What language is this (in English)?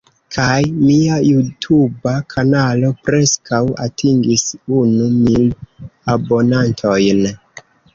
Esperanto